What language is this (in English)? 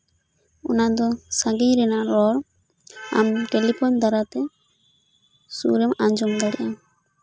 Santali